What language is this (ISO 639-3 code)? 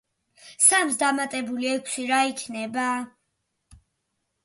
kat